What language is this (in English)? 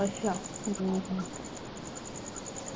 Punjabi